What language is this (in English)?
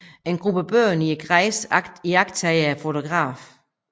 Danish